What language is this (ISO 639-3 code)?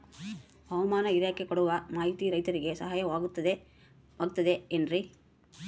kan